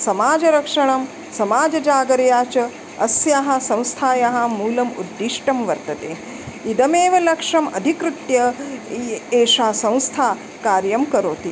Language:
Sanskrit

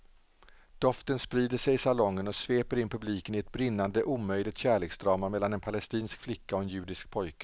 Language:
Swedish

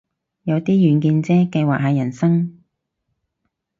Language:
Cantonese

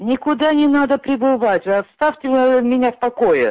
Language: Russian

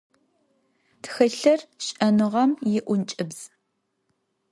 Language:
Adyghe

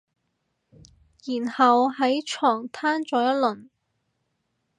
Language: Cantonese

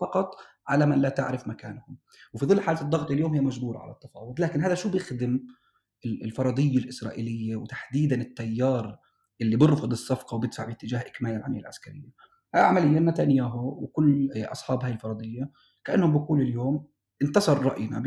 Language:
Arabic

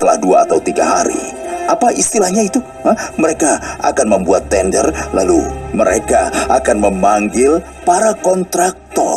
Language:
Indonesian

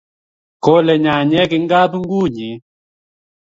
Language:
Kalenjin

